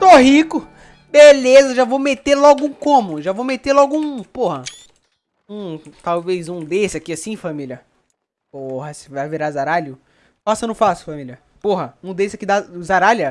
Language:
Portuguese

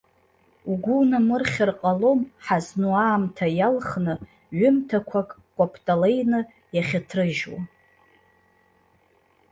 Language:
Abkhazian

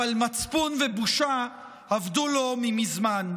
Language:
Hebrew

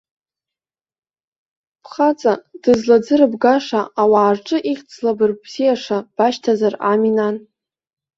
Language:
Abkhazian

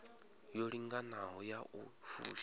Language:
Venda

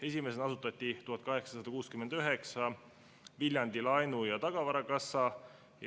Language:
Estonian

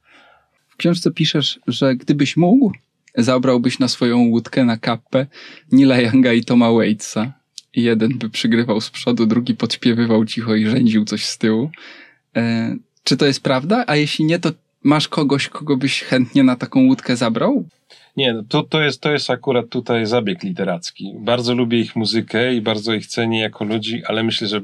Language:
Polish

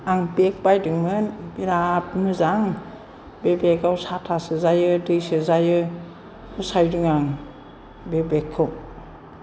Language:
Bodo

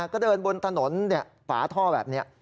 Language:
Thai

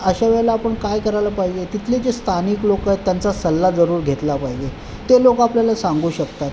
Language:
Marathi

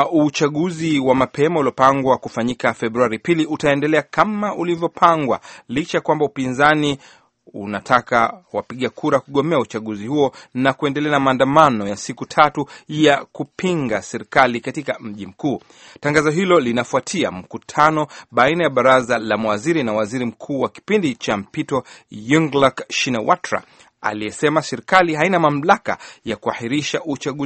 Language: Swahili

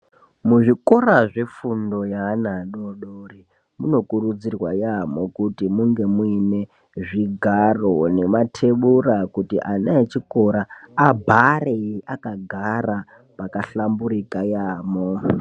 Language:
Ndau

